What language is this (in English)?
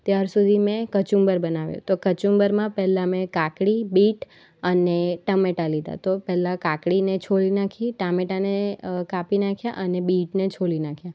Gujarati